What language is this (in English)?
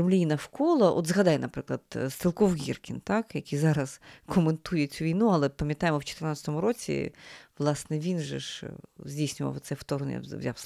Ukrainian